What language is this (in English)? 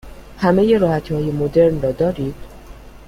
Persian